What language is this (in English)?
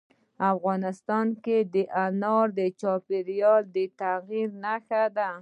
Pashto